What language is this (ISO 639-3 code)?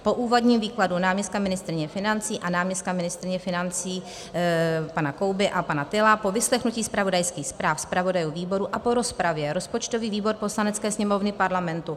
ces